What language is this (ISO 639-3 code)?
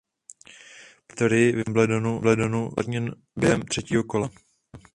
ces